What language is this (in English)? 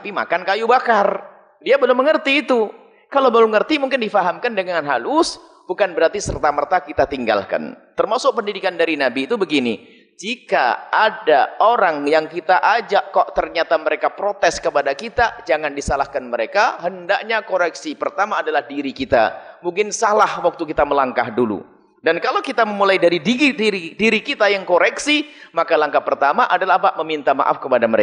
Indonesian